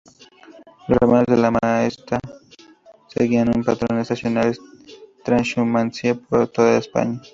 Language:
Spanish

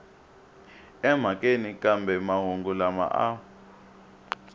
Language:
Tsonga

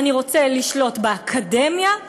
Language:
Hebrew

